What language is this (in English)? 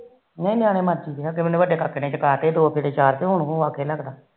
Punjabi